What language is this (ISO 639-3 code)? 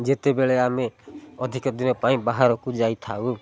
ori